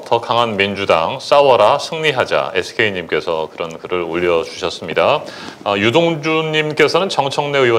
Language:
Korean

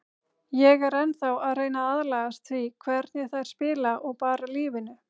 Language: Icelandic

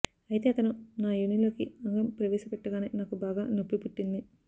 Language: Telugu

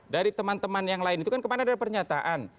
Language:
Indonesian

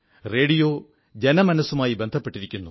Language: Malayalam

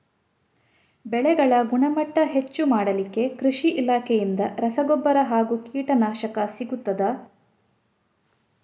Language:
Kannada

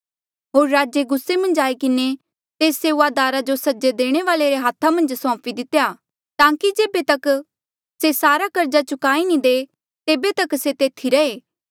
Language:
Mandeali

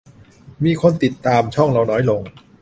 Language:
Thai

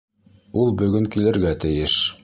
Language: Bashkir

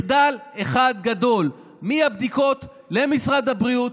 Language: Hebrew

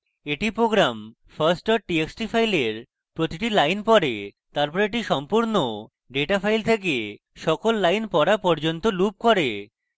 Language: Bangla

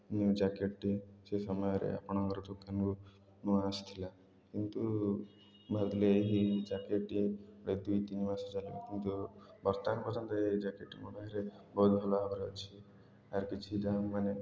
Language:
Odia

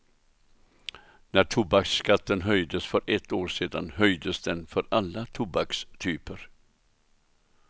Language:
Swedish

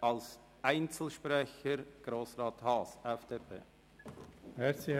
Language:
Swiss German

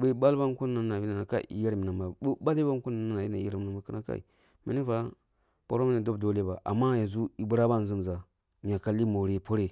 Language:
Kulung (Nigeria)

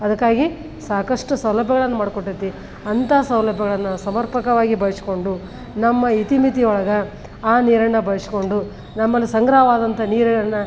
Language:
Kannada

